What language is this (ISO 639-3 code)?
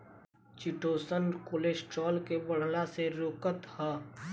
bho